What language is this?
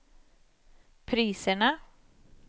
Swedish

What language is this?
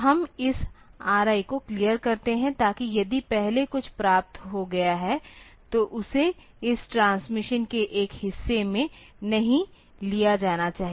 Hindi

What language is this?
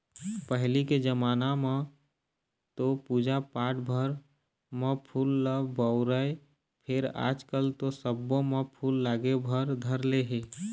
Chhattisgarhi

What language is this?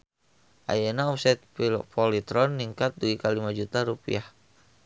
Sundanese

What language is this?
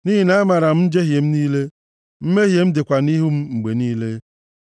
Igbo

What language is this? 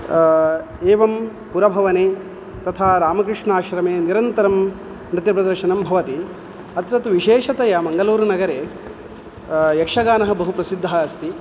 Sanskrit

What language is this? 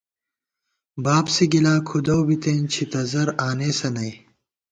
Gawar-Bati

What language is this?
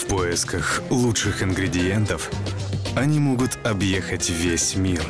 Russian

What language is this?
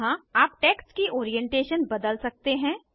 Hindi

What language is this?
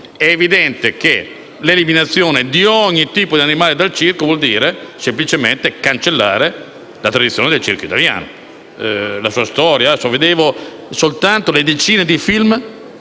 Italian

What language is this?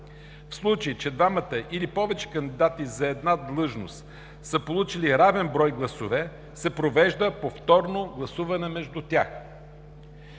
Bulgarian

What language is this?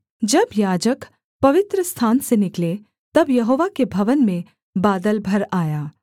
Hindi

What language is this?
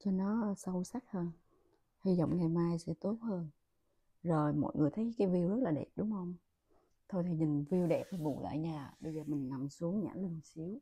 Vietnamese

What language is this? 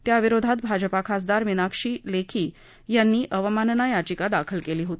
Marathi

